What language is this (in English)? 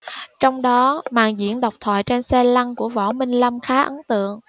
Vietnamese